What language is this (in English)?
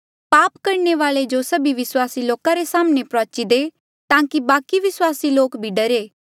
Mandeali